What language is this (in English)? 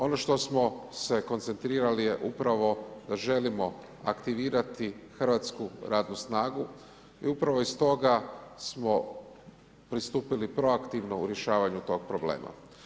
Croatian